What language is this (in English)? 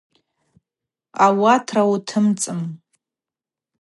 Abaza